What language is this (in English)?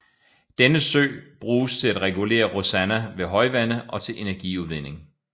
Danish